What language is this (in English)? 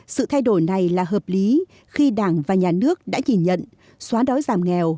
Vietnamese